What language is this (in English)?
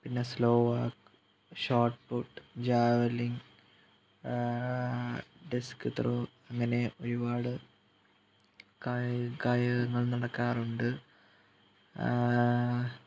Malayalam